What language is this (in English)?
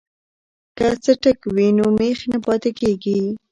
Pashto